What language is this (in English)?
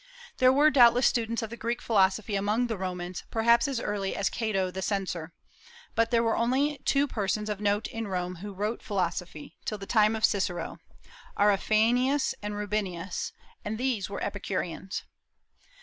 English